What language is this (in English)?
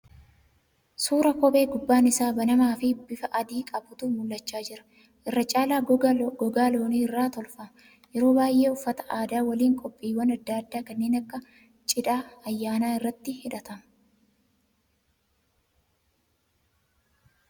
Oromo